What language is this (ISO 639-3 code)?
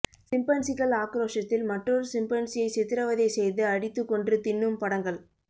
tam